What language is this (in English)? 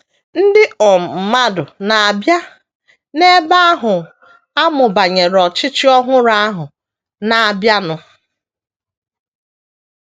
Igbo